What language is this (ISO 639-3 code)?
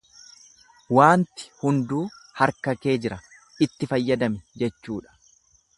orm